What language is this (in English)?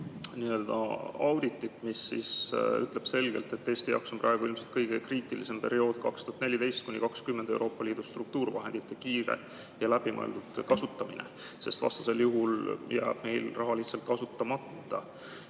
Estonian